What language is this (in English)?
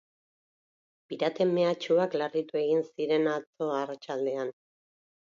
Basque